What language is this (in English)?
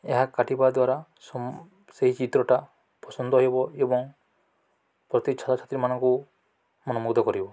Odia